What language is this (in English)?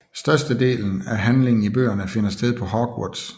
Danish